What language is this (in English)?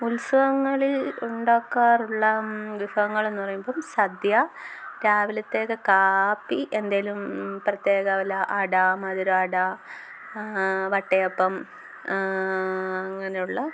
Malayalam